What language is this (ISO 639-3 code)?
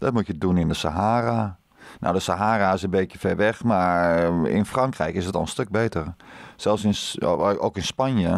nld